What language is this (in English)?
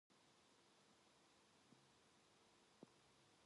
Korean